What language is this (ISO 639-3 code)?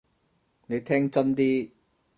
yue